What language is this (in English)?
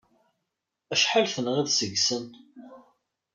Kabyle